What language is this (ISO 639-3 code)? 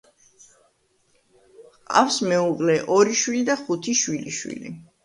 kat